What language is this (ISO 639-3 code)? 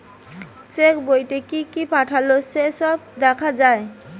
ben